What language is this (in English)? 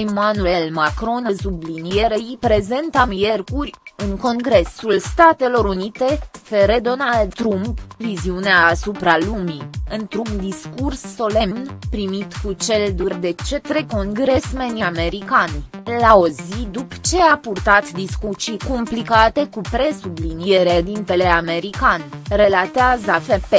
Romanian